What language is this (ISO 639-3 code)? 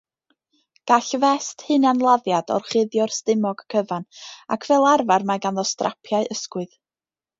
cym